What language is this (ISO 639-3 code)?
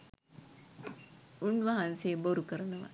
sin